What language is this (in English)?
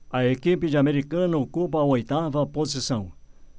Portuguese